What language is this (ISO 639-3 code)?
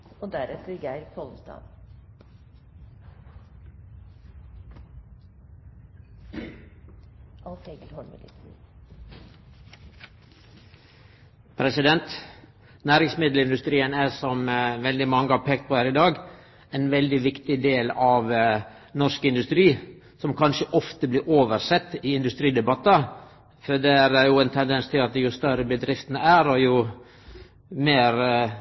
nor